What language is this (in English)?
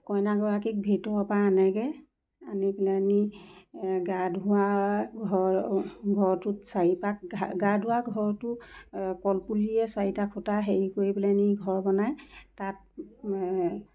Assamese